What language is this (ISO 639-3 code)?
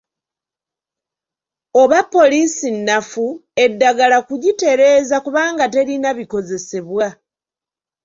lug